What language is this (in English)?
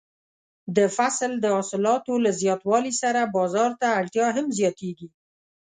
Pashto